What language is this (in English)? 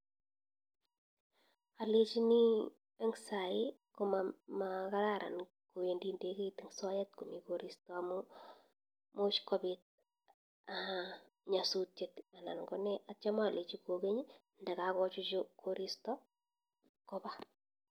Kalenjin